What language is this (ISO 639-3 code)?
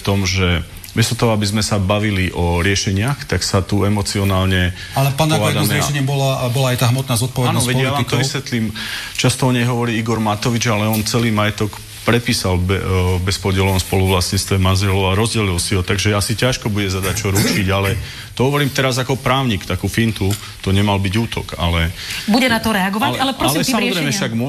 slk